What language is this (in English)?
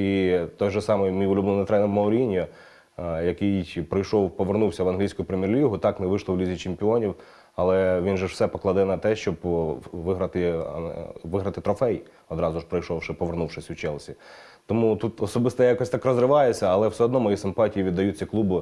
Ukrainian